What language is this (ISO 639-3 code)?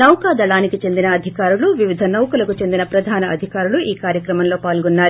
tel